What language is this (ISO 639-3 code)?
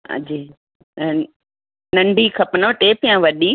snd